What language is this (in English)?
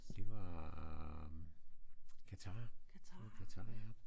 Danish